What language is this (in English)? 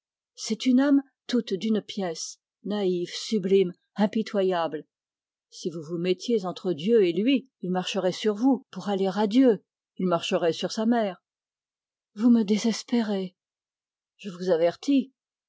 French